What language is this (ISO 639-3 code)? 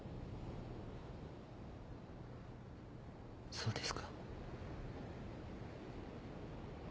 jpn